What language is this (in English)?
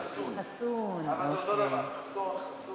Hebrew